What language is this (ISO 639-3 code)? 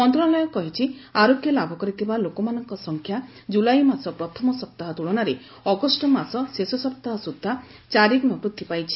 ori